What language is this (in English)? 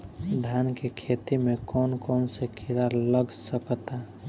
Bhojpuri